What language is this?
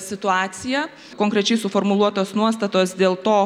Lithuanian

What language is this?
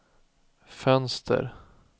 Swedish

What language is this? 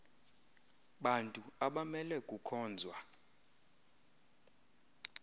Xhosa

